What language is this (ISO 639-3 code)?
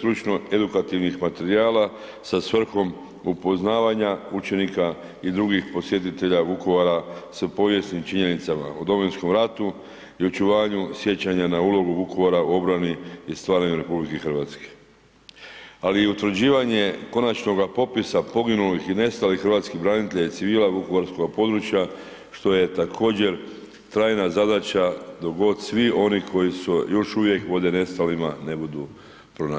hrv